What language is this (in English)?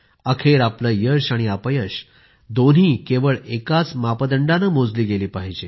Marathi